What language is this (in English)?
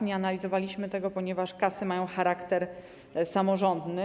Polish